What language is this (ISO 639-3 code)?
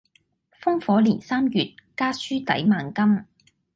yue